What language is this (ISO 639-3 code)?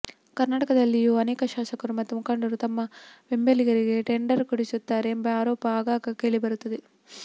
kan